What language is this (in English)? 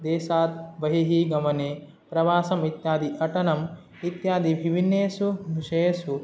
Sanskrit